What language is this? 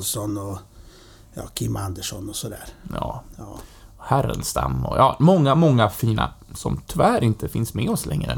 Swedish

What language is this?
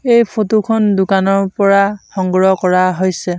Assamese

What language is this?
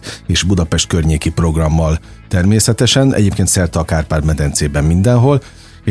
Hungarian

